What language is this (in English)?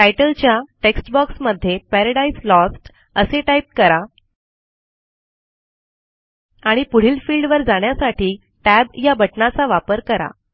Marathi